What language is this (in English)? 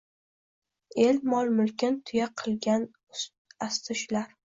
Uzbek